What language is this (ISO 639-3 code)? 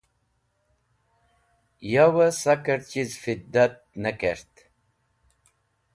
wbl